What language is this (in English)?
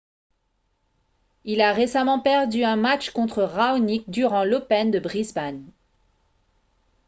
French